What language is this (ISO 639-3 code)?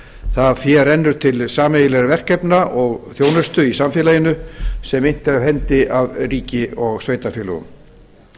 isl